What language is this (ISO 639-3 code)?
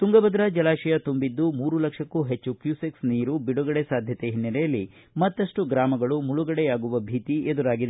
kan